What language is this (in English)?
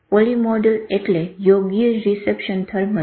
Gujarati